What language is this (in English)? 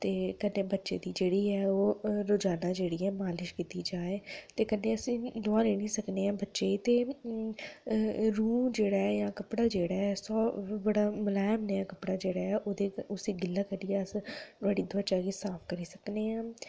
Dogri